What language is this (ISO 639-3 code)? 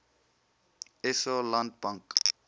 afr